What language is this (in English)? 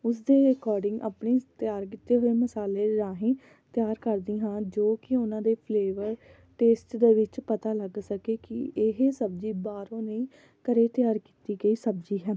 Punjabi